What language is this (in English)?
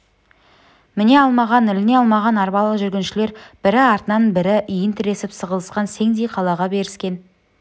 Kazakh